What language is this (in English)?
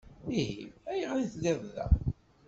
Kabyle